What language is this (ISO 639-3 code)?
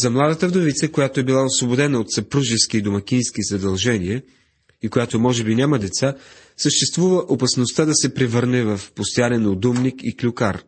bul